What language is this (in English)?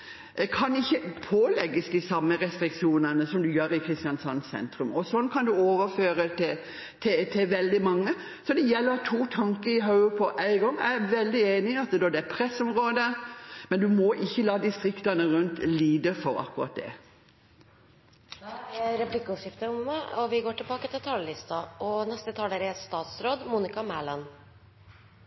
Norwegian